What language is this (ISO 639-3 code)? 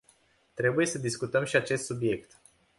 ron